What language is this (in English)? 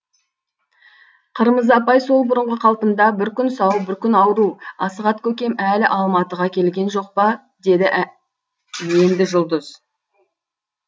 Kazakh